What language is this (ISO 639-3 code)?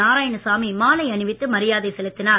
tam